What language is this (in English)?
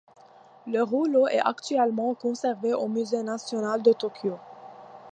French